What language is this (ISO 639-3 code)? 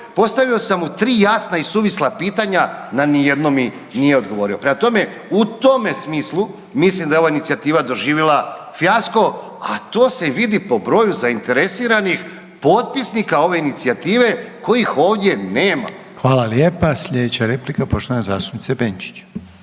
hrv